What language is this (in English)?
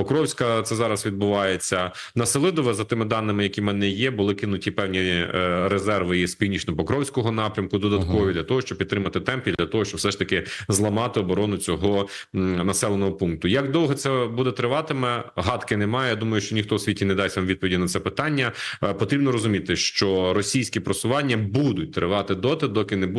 Ukrainian